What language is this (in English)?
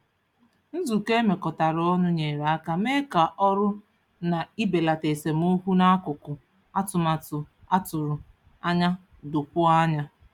Igbo